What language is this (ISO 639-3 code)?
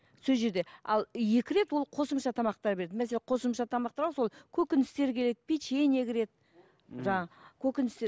kaz